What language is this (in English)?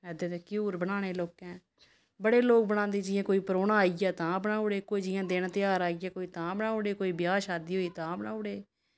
Dogri